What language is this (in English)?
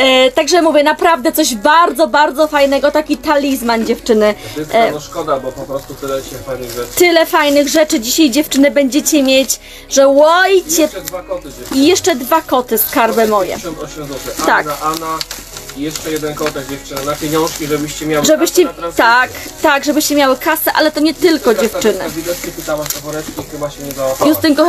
Polish